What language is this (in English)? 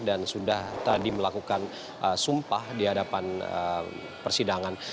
Indonesian